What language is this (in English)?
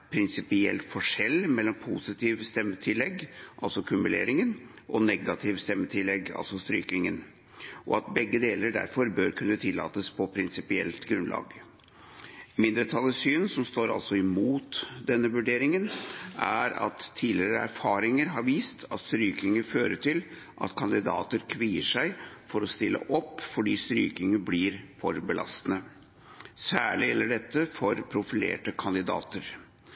Norwegian Bokmål